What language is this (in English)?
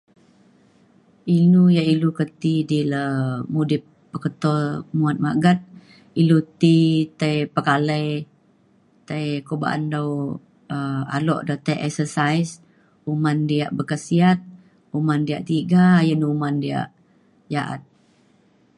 Mainstream Kenyah